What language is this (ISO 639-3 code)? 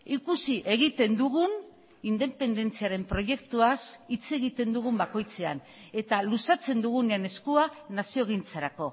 eus